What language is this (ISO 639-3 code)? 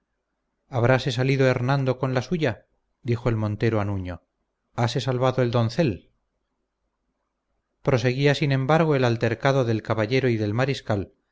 spa